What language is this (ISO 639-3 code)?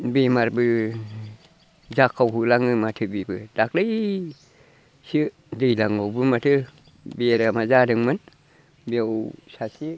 brx